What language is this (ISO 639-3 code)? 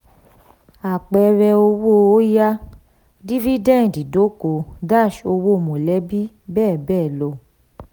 yor